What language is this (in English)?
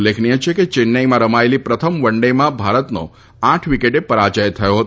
Gujarati